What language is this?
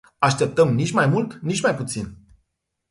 Romanian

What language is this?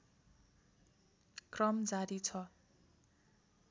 Nepali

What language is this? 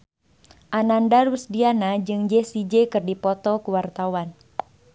Sundanese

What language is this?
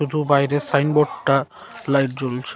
Bangla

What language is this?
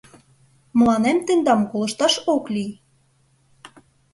Mari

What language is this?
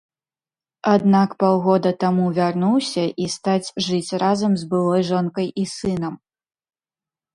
Belarusian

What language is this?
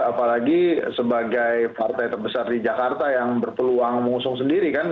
Indonesian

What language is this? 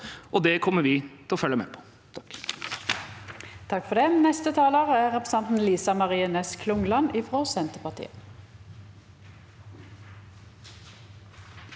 Norwegian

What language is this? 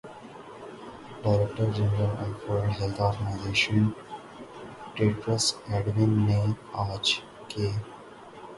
Urdu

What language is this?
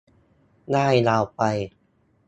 Thai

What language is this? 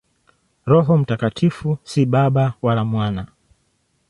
Swahili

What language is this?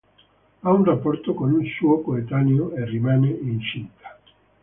Italian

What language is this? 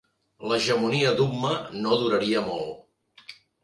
Catalan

